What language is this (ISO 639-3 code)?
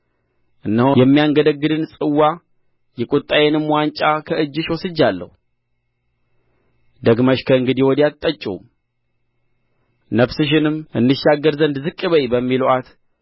amh